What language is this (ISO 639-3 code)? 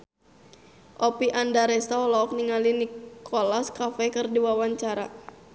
sun